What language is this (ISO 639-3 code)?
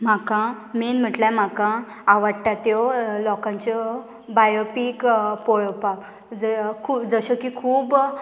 kok